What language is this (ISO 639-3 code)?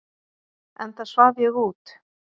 isl